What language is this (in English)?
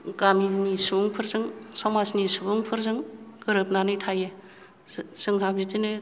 Bodo